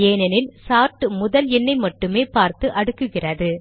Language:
Tamil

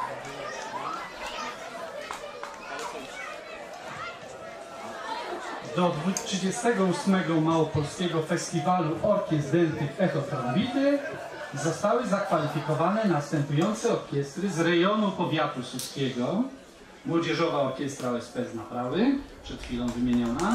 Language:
Polish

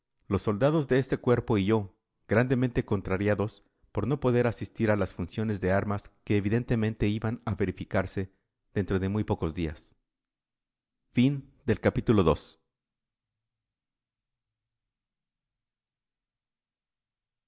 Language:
Spanish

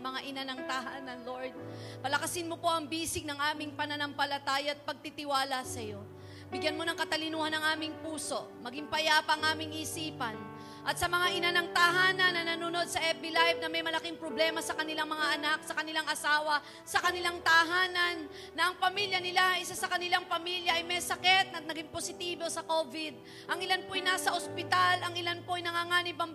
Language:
Filipino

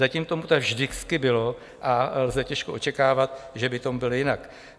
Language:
Czech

